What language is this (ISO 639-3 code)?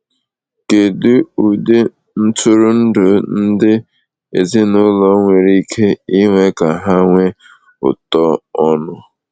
ibo